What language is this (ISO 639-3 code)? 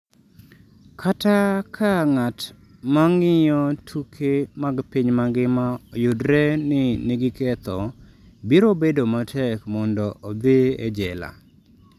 luo